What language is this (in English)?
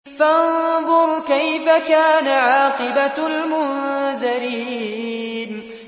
Arabic